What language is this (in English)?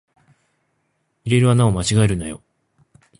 Japanese